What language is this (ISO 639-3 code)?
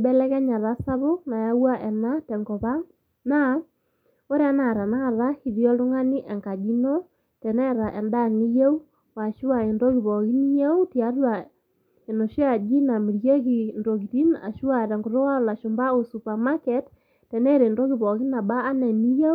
mas